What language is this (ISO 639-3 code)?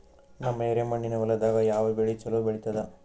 kan